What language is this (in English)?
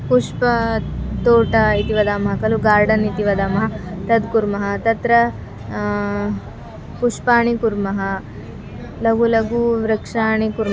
Sanskrit